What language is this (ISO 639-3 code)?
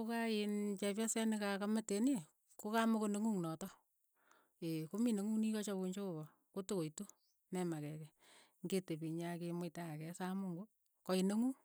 eyo